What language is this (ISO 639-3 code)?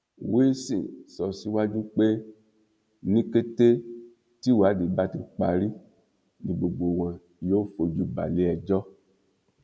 yor